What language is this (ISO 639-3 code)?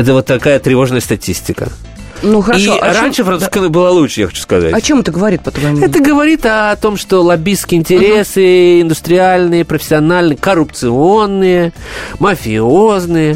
rus